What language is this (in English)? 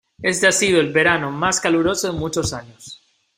Spanish